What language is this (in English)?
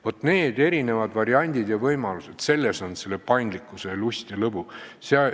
Estonian